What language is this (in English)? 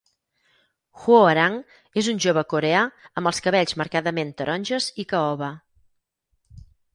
Catalan